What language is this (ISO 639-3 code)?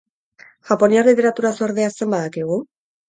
eus